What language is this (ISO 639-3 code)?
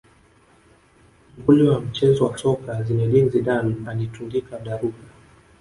swa